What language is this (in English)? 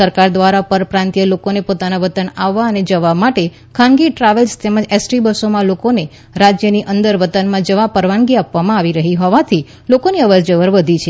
Gujarati